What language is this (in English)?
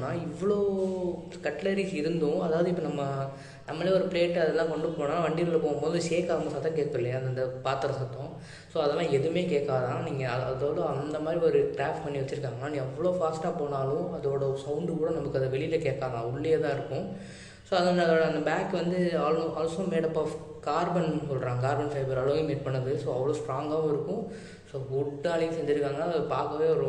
Tamil